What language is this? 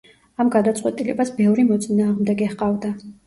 Georgian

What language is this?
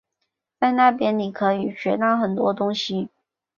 Chinese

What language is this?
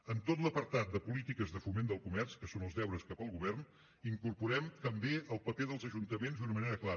Catalan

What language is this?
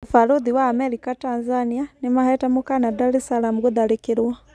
Kikuyu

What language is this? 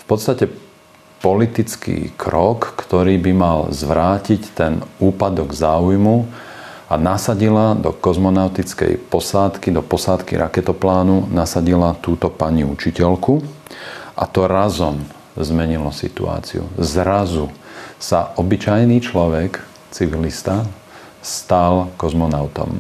Slovak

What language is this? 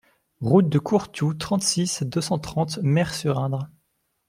French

